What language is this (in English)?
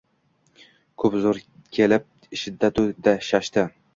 Uzbek